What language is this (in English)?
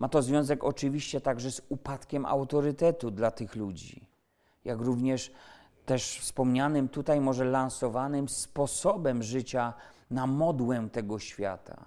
Polish